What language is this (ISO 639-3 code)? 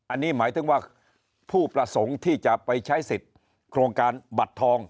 tha